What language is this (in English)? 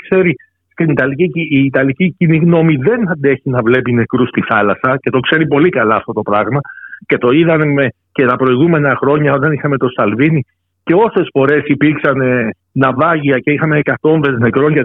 Greek